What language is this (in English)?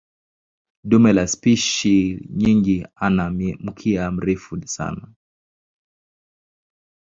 Swahili